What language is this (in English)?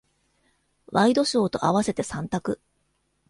Japanese